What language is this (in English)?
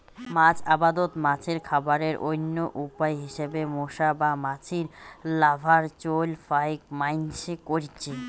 Bangla